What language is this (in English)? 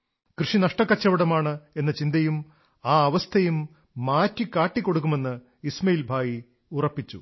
Malayalam